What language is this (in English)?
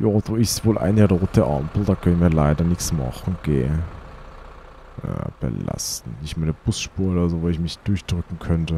German